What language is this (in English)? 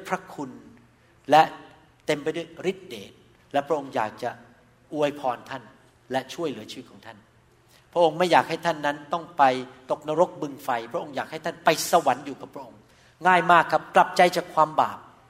Thai